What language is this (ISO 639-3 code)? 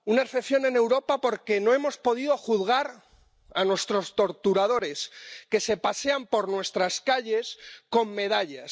spa